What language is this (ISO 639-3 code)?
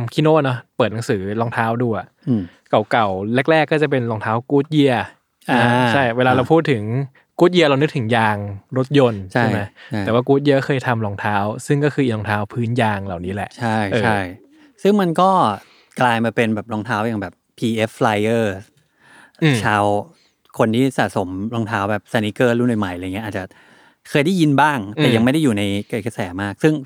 tha